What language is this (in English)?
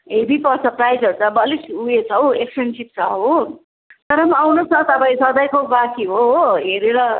Nepali